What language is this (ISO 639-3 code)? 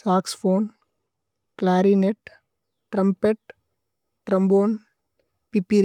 tcy